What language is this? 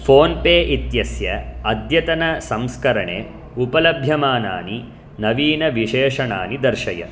Sanskrit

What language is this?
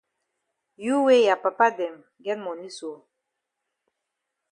Cameroon Pidgin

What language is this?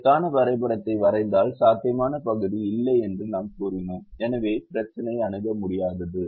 Tamil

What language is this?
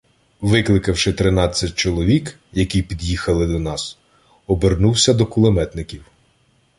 Ukrainian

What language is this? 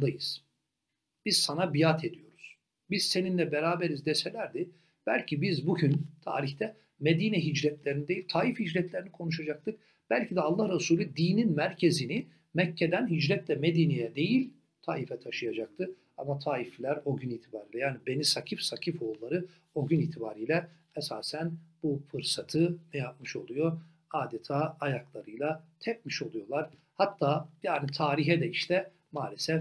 Turkish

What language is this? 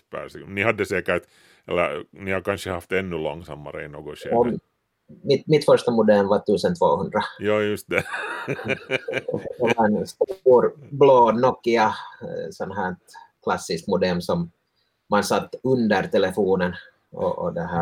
Swedish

